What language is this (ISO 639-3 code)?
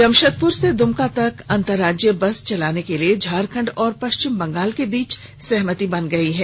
hin